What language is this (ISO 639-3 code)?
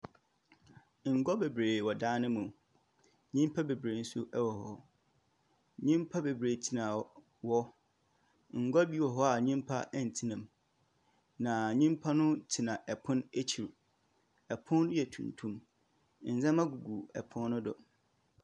aka